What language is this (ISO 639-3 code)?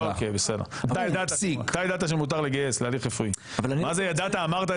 heb